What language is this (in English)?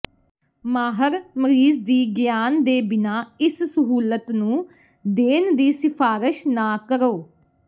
Punjabi